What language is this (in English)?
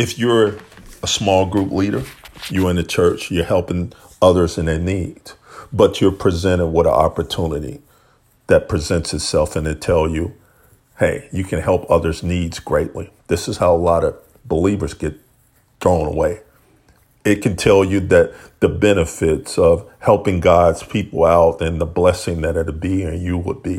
English